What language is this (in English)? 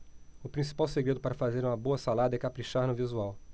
Portuguese